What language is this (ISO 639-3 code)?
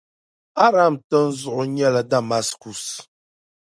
dag